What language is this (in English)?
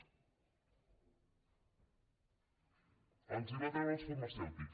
Catalan